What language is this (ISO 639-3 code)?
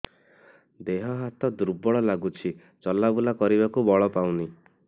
ori